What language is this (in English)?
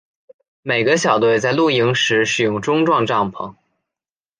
Chinese